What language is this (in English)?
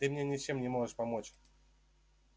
Russian